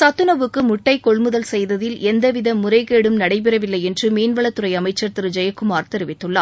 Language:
Tamil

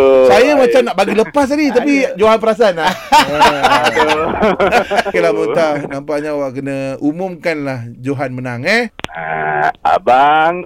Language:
Malay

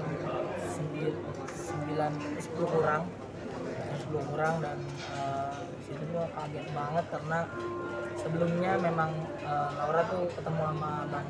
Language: Indonesian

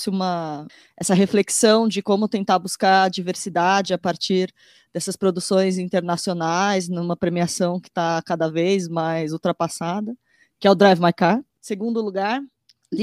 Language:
Portuguese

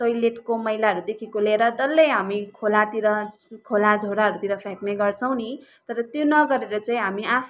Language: Nepali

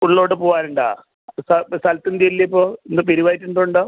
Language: Malayalam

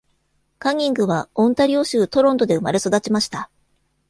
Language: Japanese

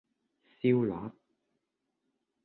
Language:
Cantonese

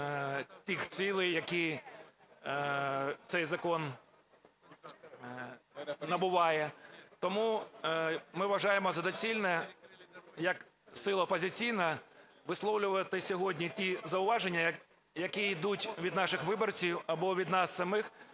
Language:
Ukrainian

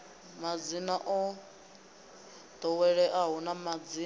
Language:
Venda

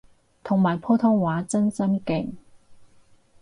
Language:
Cantonese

